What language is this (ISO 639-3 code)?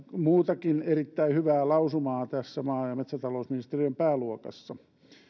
fin